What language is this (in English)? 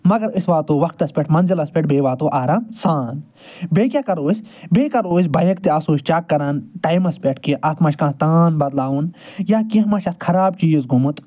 Kashmiri